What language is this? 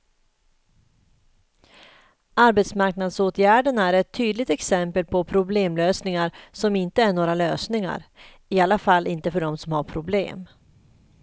Swedish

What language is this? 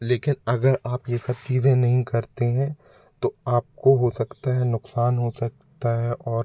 Hindi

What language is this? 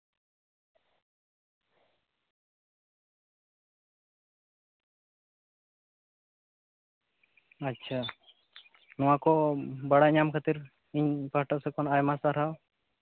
Santali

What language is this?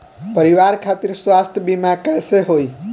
Bhojpuri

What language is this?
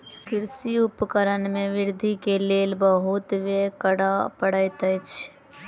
Maithili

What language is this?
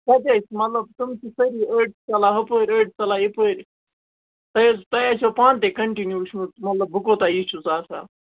Kashmiri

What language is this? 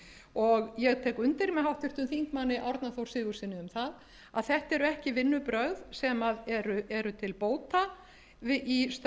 Icelandic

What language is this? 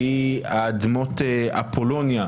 Hebrew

